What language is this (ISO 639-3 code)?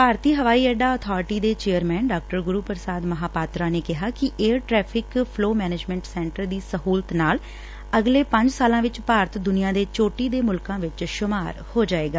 pan